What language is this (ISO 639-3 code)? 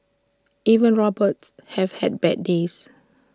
eng